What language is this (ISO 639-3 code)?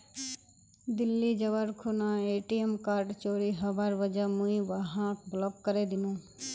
mag